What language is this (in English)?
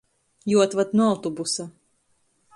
Latgalian